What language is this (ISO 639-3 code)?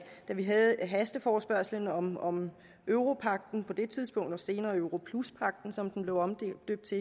dan